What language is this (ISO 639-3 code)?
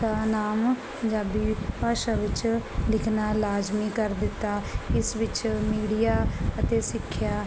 pan